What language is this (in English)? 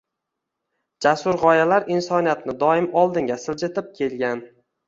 Uzbek